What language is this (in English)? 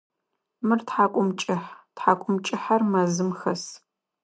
Adyghe